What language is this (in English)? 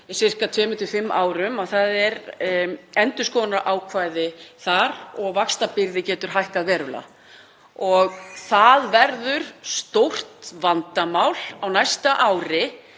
Icelandic